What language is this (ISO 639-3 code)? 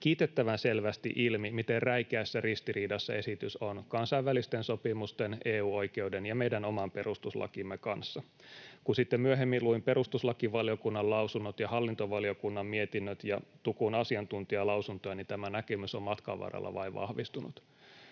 fin